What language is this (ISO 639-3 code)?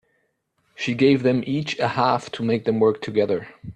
eng